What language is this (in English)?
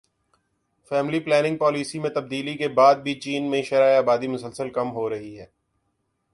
Urdu